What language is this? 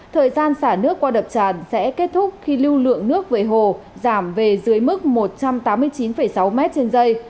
Vietnamese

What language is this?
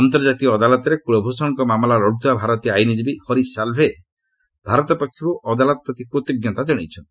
Odia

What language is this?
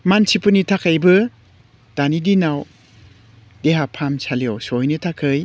Bodo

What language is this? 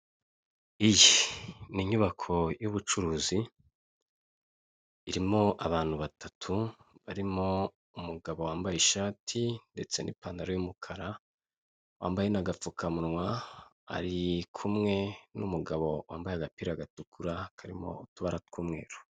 Kinyarwanda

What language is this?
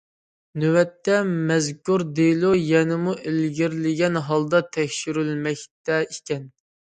Uyghur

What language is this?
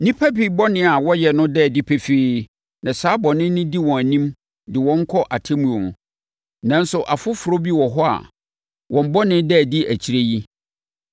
Akan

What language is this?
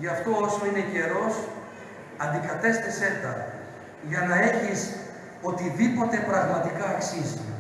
Greek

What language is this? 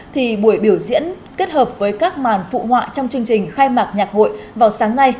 Vietnamese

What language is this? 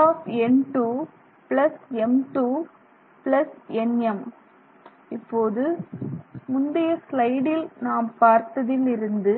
Tamil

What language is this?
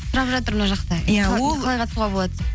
Kazakh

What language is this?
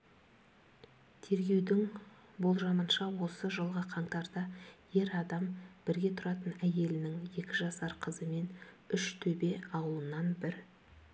Kazakh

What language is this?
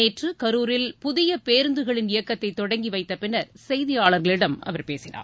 Tamil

